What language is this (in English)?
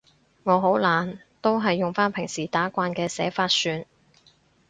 Cantonese